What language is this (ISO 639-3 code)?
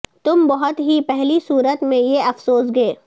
urd